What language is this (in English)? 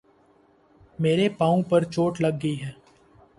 Urdu